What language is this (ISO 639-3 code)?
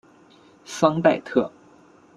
zho